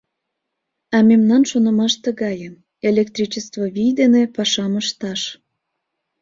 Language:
Mari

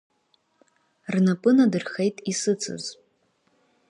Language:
Abkhazian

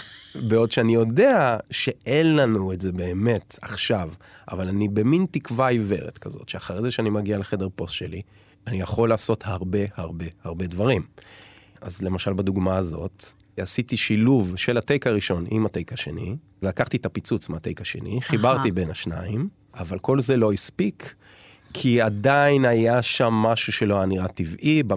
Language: Hebrew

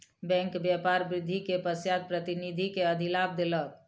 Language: Maithili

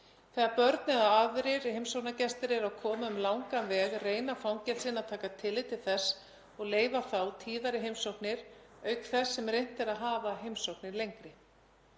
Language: Icelandic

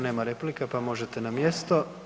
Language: Croatian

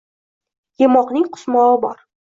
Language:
Uzbek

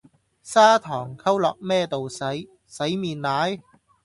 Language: Cantonese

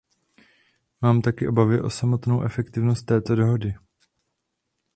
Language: Czech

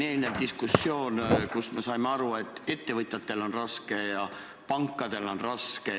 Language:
Estonian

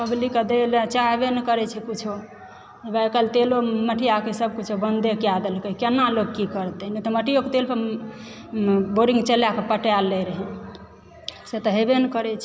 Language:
Maithili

